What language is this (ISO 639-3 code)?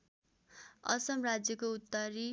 nep